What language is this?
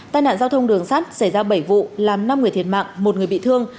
Vietnamese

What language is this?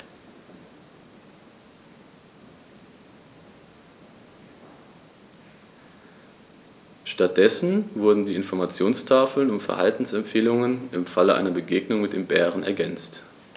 German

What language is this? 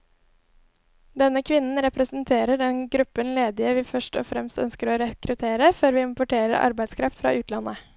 Norwegian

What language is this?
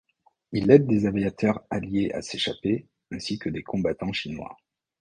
French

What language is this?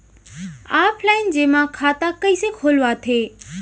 Chhattisgarhi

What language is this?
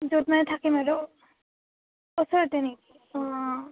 Assamese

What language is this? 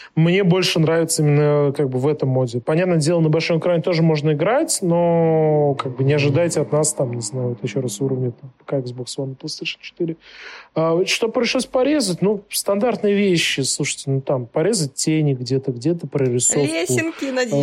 Russian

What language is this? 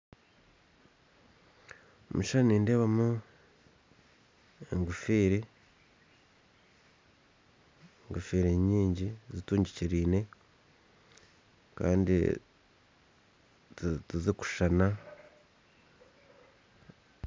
Nyankole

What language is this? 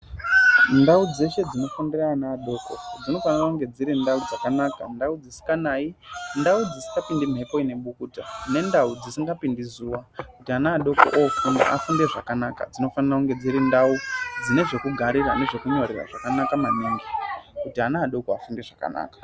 Ndau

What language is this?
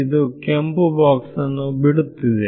Kannada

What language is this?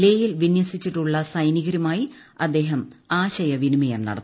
Malayalam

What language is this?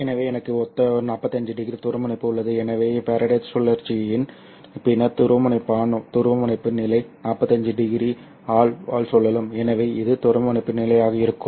Tamil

